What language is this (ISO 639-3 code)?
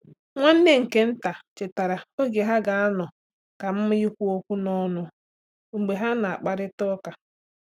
ibo